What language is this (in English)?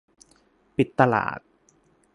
Thai